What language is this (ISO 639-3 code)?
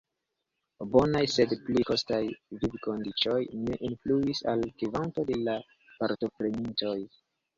epo